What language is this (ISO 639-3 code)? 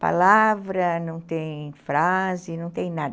por